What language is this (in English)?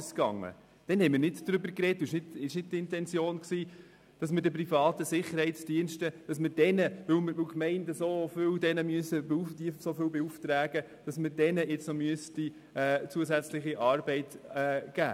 Swiss German